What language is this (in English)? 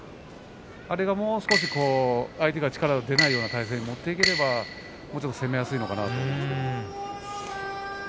Japanese